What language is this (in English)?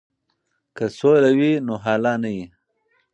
Pashto